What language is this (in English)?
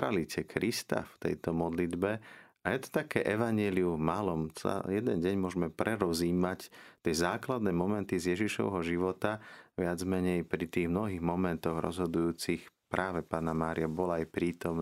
Slovak